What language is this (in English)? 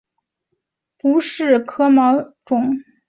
Chinese